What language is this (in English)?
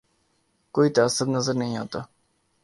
Urdu